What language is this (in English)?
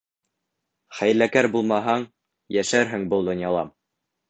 Bashkir